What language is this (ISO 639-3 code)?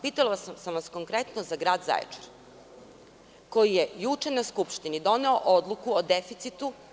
srp